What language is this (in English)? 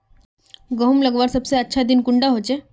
Magahi